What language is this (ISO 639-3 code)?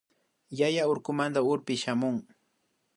qvi